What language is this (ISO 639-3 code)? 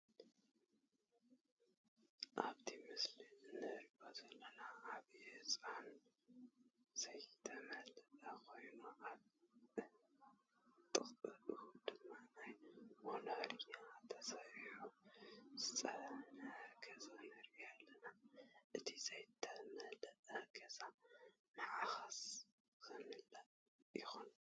tir